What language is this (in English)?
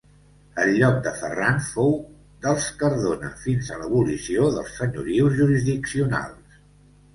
Catalan